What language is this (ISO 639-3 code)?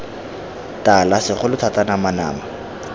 tsn